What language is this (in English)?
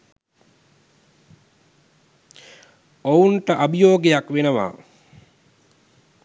Sinhala